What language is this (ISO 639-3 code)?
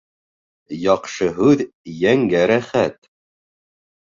bak